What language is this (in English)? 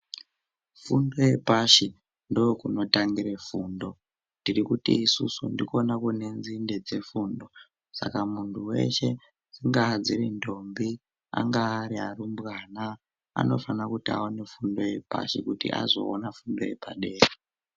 Ndau